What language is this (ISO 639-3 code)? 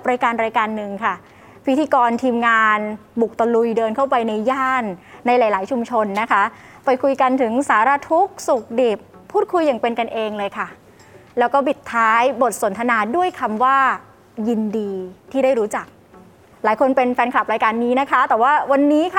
tha